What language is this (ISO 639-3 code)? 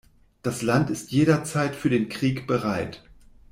deu